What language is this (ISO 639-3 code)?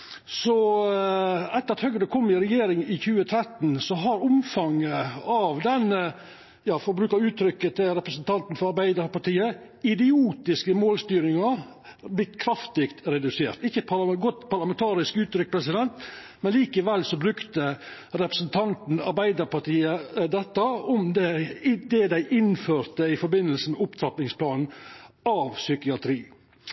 nno